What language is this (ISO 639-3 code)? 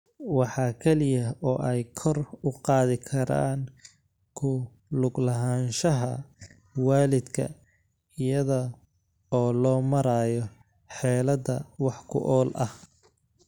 som